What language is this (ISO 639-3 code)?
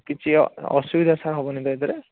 ori